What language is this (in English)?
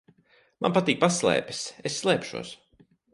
Latvian